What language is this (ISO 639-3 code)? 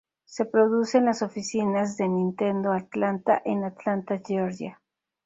spa